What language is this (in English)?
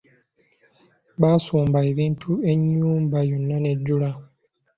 Ganda